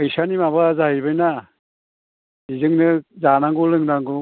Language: Bodo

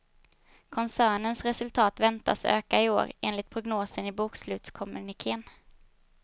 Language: Swedish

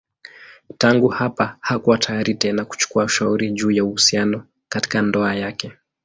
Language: Swahili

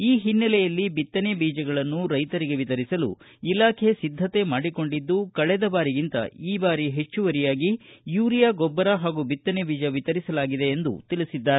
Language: Kannada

